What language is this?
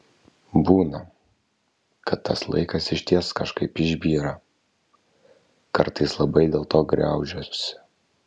Lithuanian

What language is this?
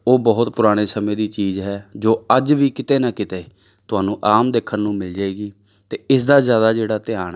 Punjabi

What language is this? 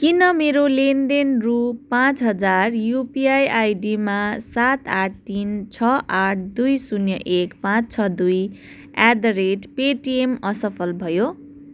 Nepali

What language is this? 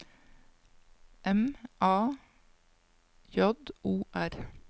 Norwegian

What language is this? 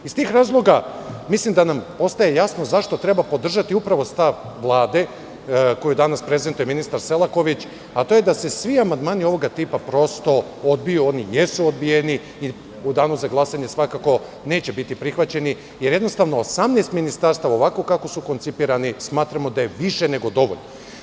Serbian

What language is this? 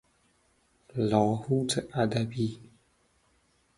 Persian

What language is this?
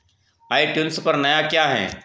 Hindi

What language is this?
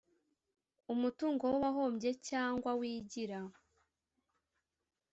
Kinyarwanda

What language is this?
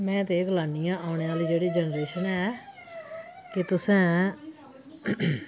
Dogri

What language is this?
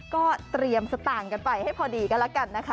Thai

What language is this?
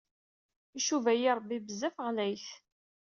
Kabyle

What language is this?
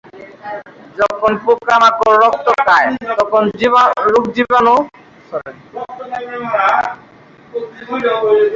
Bangla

